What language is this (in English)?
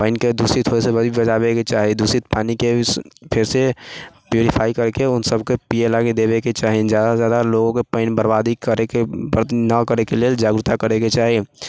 Maithili